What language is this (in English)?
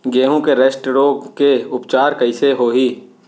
Chhattisgarhi